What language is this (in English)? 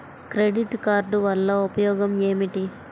Telugu